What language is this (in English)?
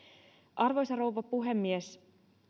Finnish